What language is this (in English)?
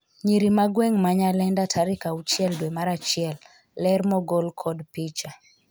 Luo (Kenya and Tanzania)